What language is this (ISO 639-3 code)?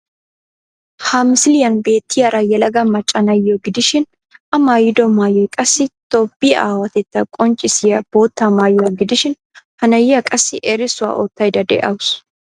wal